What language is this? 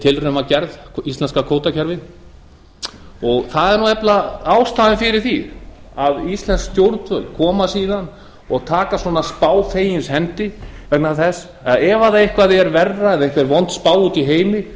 Icelandic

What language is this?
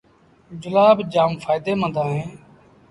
Sindhi Bhil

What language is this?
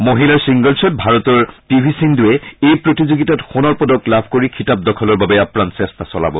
Assamese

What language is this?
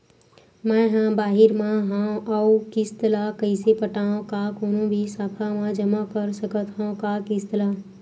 Chhattisgarhi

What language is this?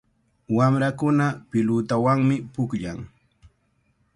Cajatambo North Lima Quechua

